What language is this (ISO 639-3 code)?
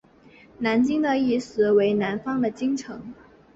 zho